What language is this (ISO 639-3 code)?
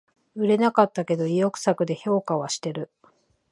jpn